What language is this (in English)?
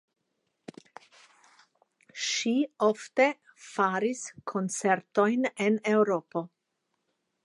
Esperanto